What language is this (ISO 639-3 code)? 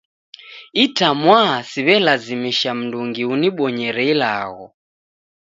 dav